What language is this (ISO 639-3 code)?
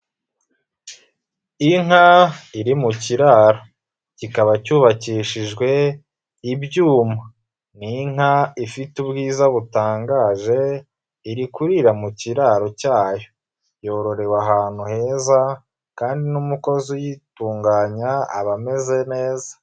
kin